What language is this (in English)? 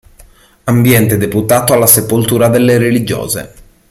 Italian